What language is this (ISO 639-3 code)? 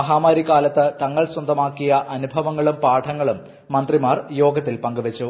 mal